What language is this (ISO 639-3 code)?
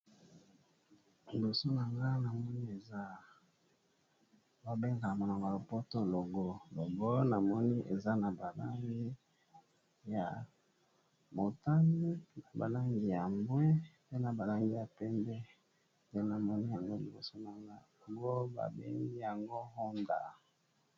lin